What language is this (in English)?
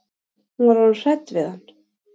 Icelandic